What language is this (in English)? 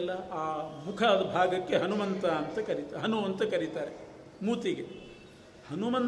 Kannada